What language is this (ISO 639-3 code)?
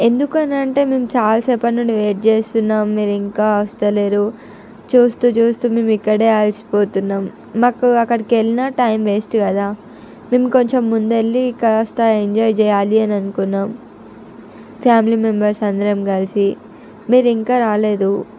tel